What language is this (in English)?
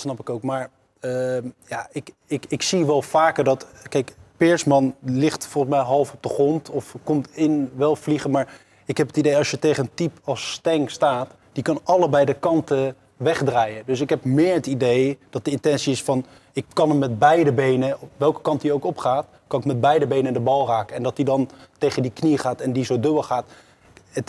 Dutch